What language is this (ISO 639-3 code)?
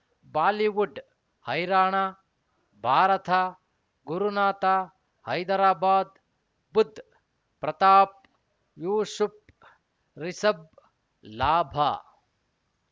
kan